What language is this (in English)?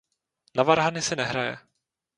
Czech